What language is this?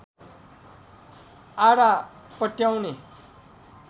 Nepali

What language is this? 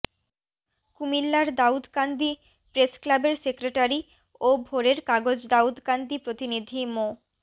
Bangla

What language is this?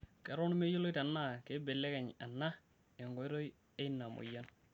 Masai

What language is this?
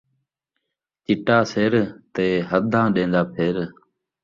Saraiki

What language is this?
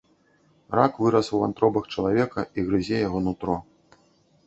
Belarusian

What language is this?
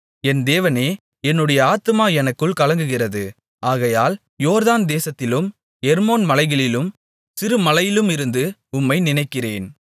Tamil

